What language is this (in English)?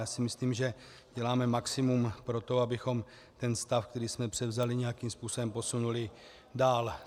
Czech